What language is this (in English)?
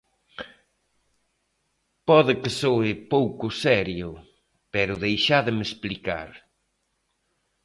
Galician